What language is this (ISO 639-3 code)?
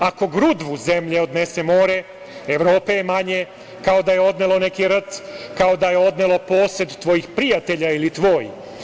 srp